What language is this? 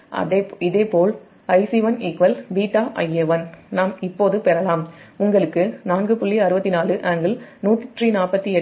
Tamil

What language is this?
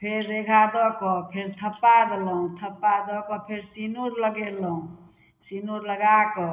Maithili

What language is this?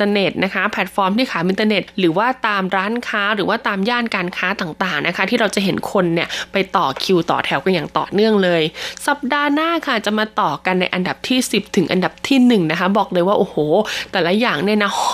Thai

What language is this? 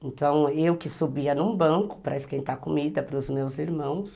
Portuguese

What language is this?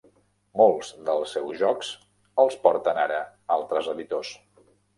Catalan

